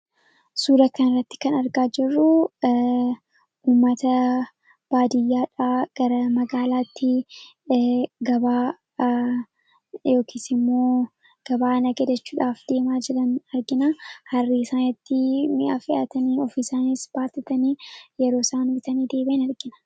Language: Oromo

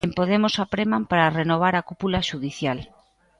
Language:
Galician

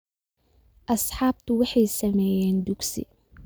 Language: Somali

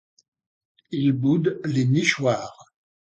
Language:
French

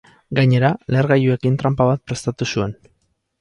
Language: Basque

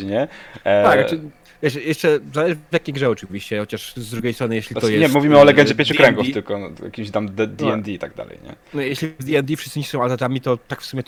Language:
Polish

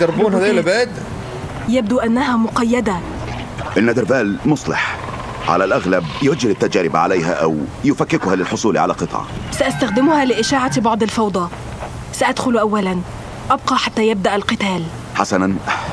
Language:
Arabic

